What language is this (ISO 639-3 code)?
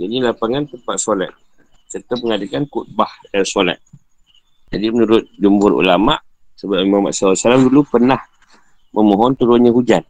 msa